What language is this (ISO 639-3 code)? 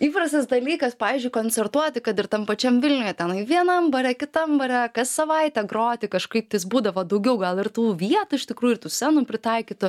lit